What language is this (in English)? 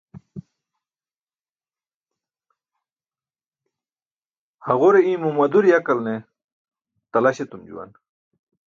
Burushaski